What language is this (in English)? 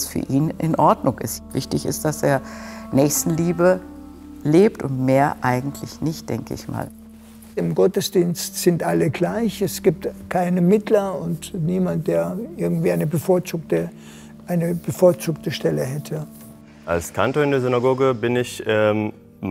German